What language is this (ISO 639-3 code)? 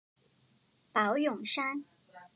zho